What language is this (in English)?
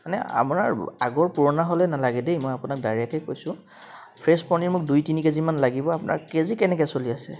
Assamese